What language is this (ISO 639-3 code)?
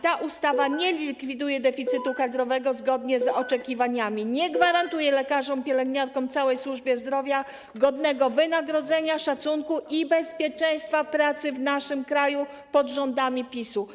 pol